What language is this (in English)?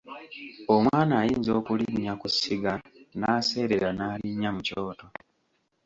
Ganda